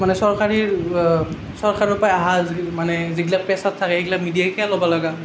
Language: Assamese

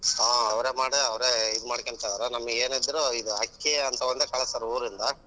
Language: Kannada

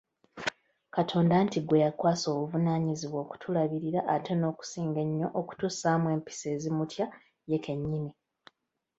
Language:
Ganda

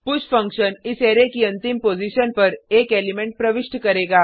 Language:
Hindi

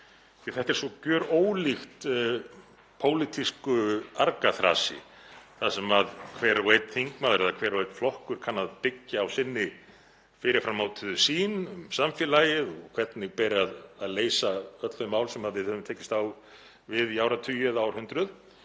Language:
Icelandic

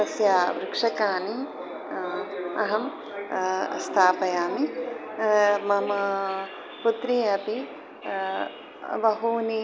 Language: Sanskrit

